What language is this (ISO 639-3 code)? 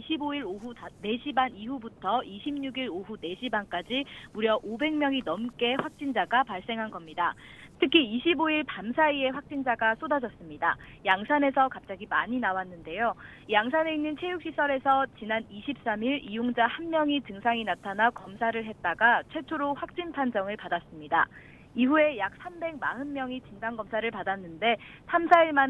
kor